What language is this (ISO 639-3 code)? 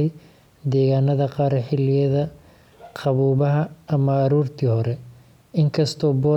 som